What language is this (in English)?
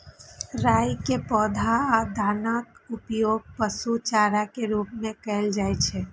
Maithili